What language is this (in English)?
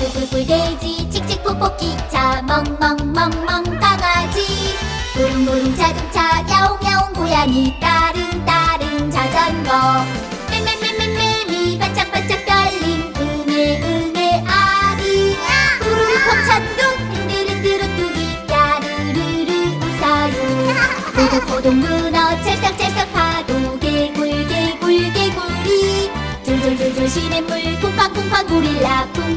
Korean